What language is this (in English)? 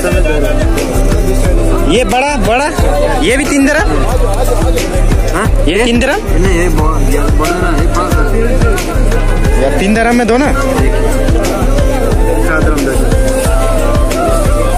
Indonesian